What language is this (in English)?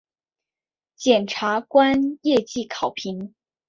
Chinese